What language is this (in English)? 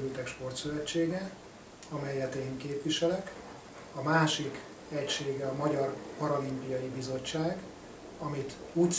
Hungarian